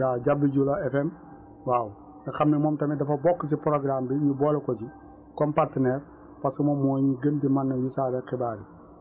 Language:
Wolof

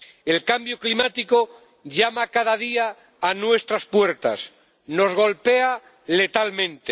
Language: Spanish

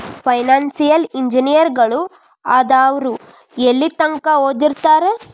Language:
Kannada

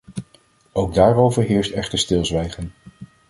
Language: Dutch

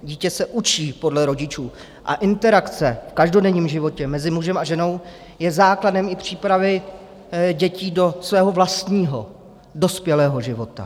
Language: Czech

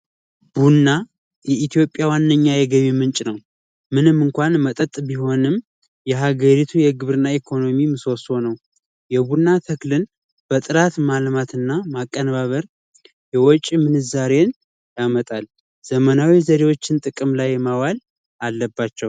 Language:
Amharic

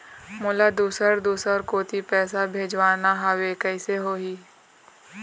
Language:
Chhattisgarhi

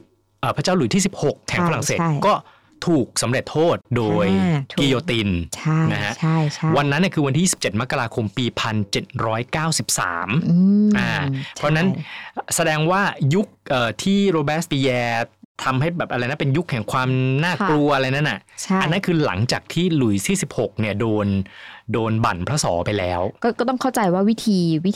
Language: Thai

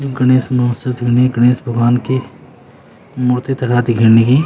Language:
Garhwali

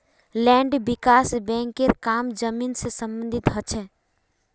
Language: Magahi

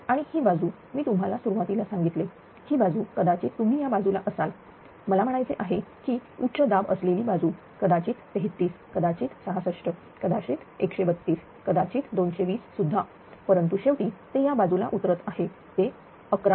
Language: Marathi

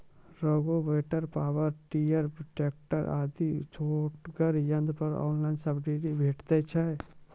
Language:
Maithili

